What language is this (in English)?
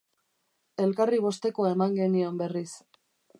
Basque